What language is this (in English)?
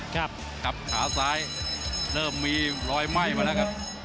Thai